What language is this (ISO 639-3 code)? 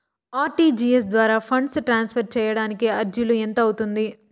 tel